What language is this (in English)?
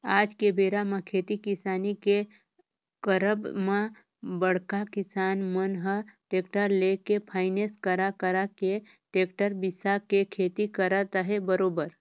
Chhattisgarhi